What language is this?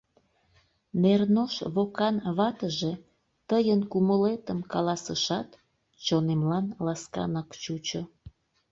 Mari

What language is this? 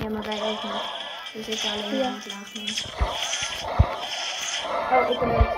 Dutch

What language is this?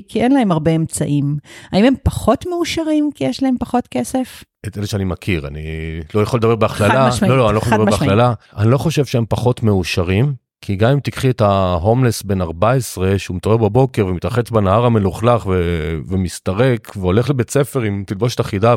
Hebrew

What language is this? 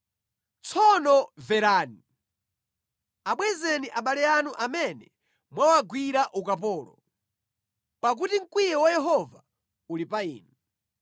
Nyanja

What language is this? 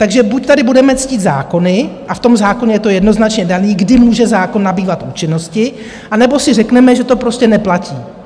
Czech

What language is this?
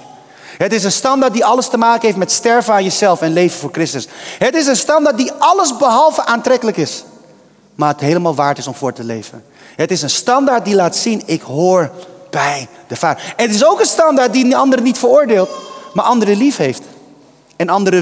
Dutch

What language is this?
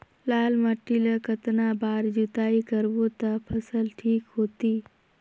Chhattisgarhi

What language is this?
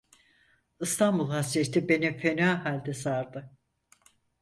Turkish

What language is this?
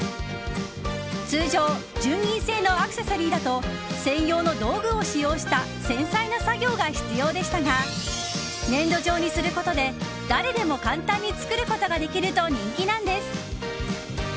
Japanese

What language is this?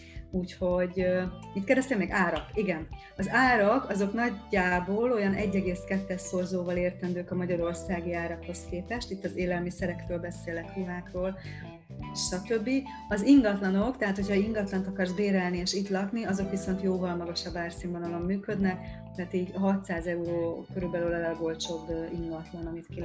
Hungarian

